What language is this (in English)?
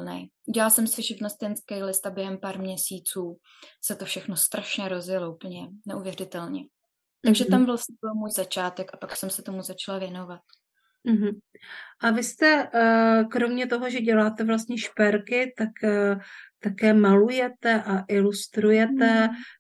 Czech